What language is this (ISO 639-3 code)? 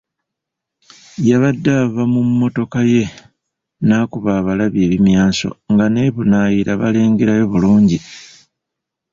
lug